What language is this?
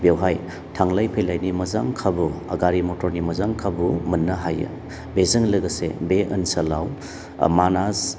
Bodo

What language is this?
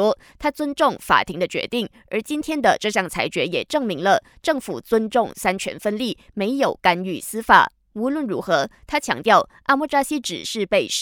Chinese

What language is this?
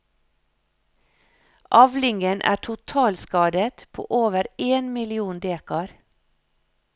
Norwegian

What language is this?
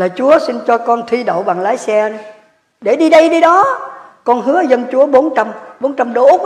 Vietnamese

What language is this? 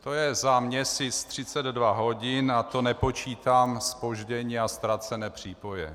Czech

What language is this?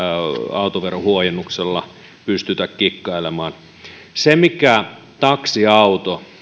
Finnish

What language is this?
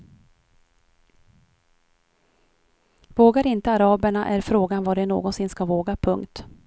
Swedish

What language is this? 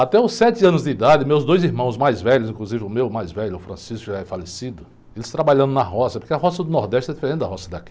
Portuguese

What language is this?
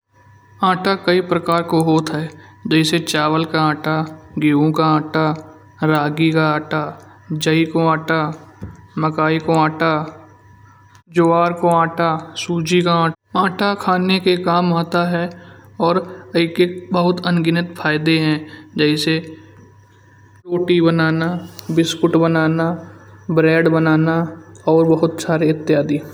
Kanauji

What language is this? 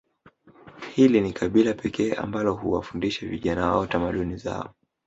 Swahili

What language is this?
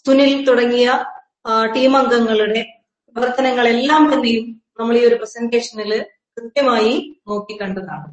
Malayalam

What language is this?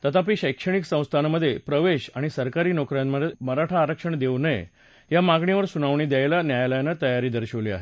Marathi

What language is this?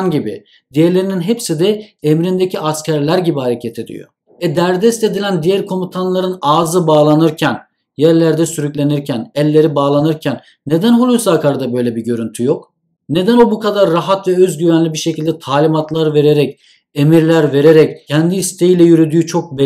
Turkish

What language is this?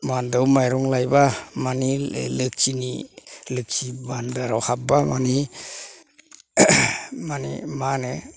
Bodo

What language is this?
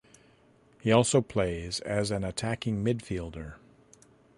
English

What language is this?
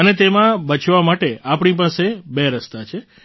Gujarati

